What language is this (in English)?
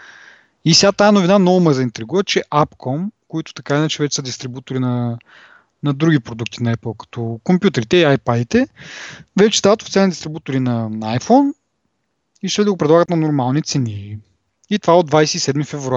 Bulgarian